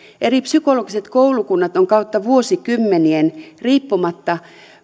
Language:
Finnish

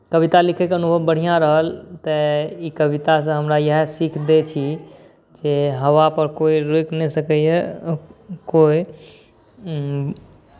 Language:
Maithili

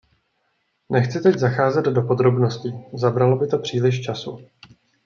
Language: Czech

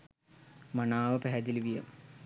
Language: Sinhala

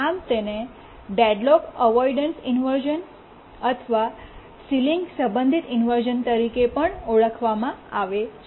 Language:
Gujarati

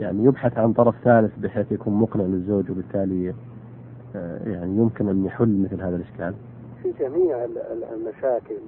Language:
Arabic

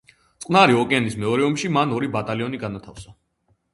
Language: Georgian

